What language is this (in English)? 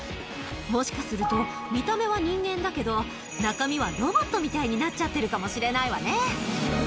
Japanese